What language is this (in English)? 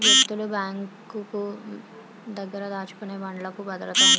Telugu